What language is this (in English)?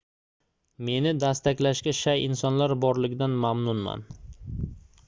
Uzbek